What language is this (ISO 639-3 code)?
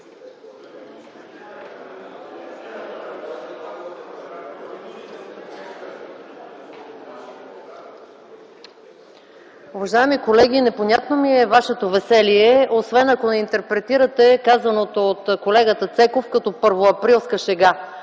bul